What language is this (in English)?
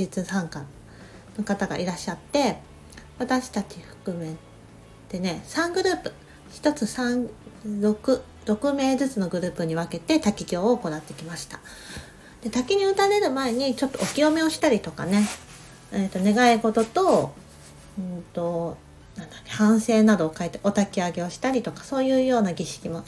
Japanese